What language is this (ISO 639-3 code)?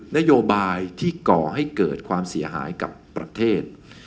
tha